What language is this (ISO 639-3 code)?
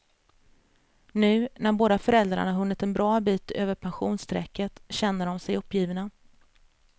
swe